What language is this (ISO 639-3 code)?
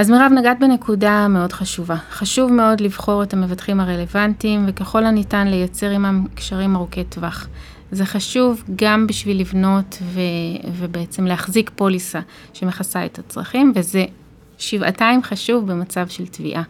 heb